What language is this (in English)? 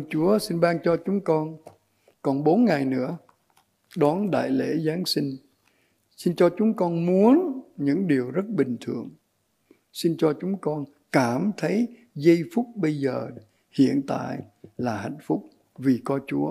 Vietnamese